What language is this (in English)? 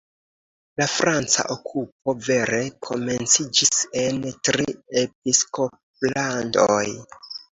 Esperanto